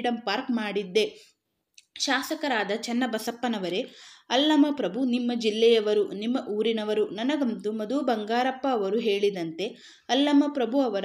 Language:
Kannada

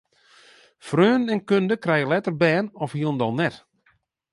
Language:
Western Frisian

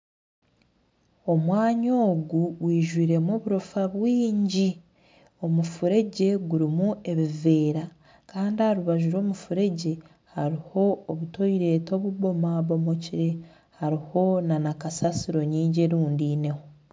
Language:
Nyankole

